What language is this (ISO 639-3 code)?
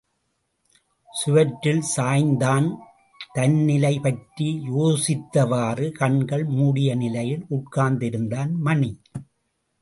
tam